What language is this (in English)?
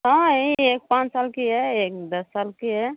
Hindi